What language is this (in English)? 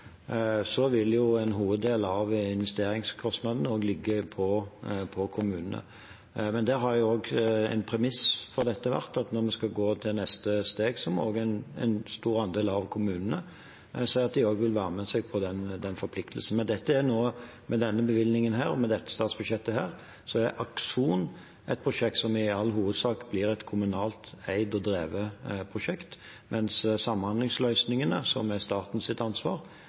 Norwegian Bokmål